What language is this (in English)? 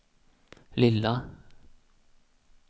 Swedish